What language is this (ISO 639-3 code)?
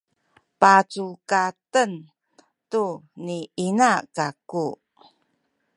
szy